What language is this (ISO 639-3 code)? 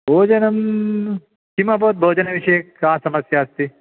san